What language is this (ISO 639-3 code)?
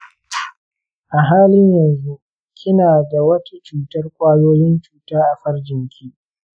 hau